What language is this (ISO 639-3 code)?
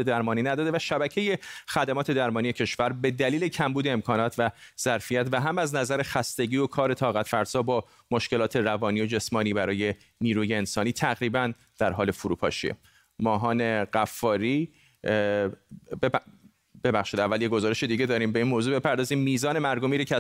fas